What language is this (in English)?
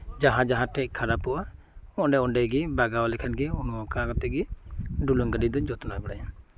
Santali